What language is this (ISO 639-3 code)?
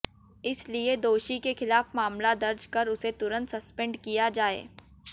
hin